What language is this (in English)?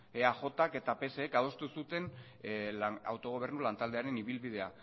Basque